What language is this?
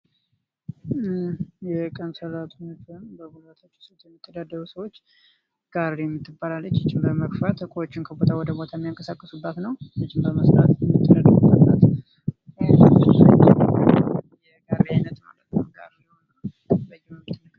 Amharic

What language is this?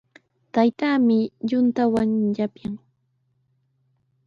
Sihuas Ancash Quechua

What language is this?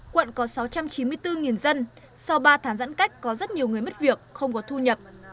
Vietnamese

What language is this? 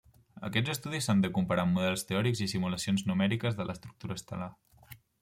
Catalan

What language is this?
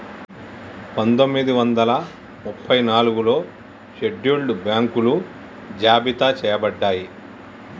Telugu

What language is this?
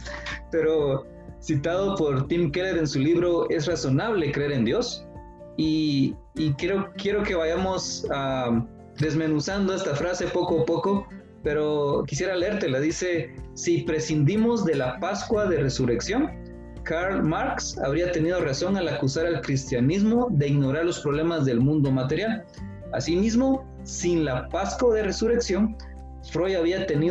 Spanish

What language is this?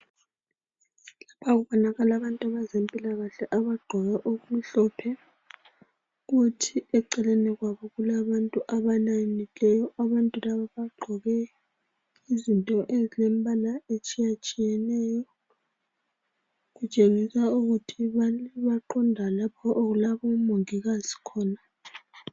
North Ndebele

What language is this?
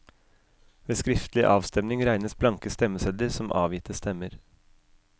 Norwegian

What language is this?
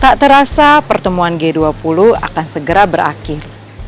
Indonesian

